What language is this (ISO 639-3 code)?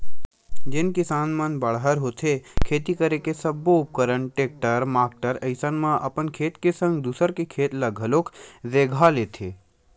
hne